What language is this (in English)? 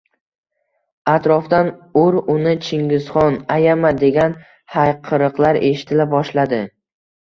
Uzbek